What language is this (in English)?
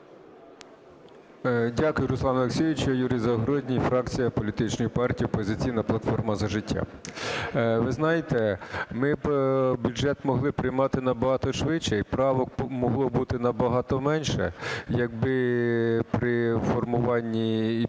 Ukrainian